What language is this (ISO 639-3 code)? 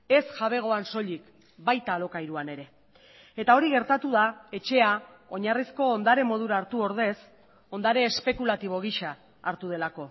eus